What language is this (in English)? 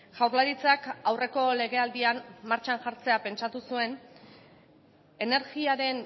Basque